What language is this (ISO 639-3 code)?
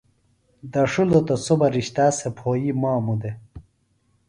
phl